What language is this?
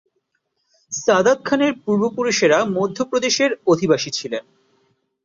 Bangla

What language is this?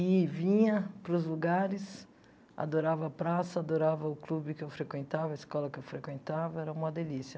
Portuguese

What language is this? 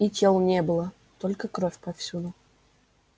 Russian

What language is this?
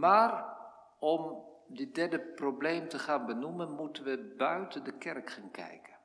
Dutch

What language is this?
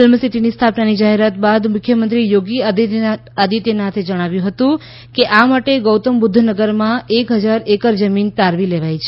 Gujarati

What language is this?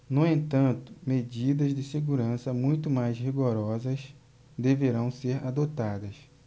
Portuguese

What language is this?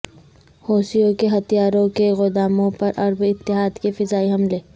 Urdu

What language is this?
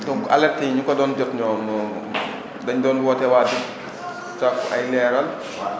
Wolof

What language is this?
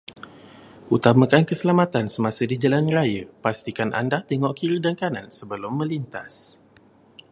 Malay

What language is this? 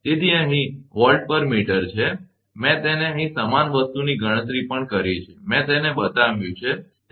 Gujarati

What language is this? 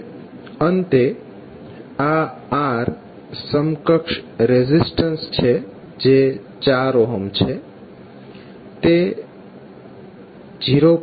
Gujarati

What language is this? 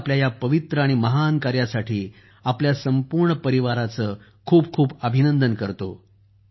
Marathi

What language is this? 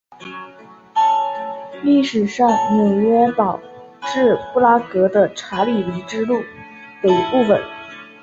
Chinese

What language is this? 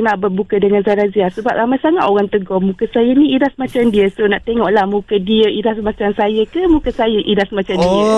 Malay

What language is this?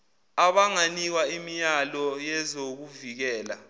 Zulu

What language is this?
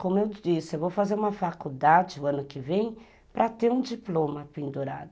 Portuguese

